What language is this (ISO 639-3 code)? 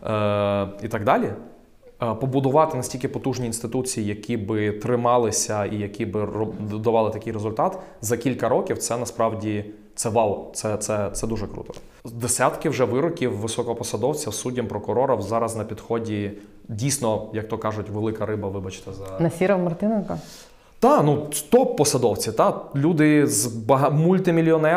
ukr